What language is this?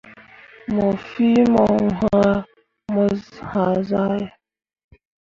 Mundang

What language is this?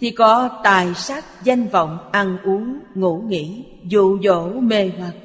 Vietnamese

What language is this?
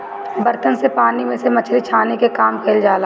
Bhojpuri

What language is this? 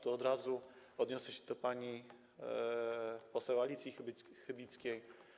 Polish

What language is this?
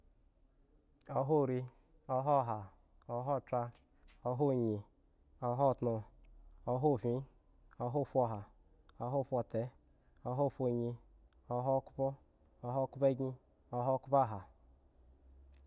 Eggon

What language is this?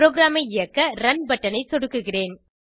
Tamil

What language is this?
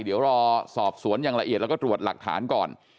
Thai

